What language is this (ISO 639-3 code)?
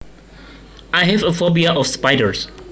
jav